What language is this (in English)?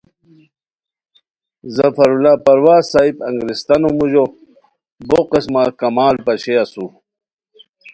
Khowar